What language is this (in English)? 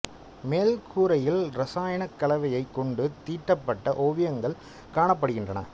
Tamil